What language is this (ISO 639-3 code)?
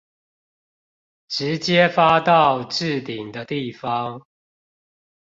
zho